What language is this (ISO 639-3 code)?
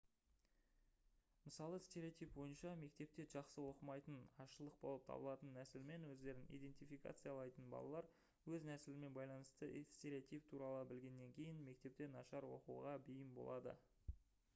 kaz